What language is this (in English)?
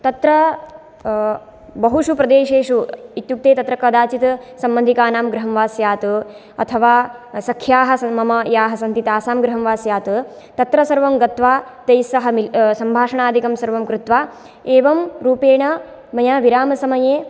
Sanskrit